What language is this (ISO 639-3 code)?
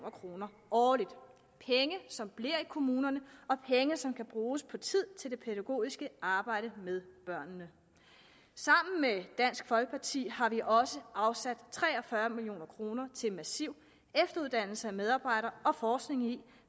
dan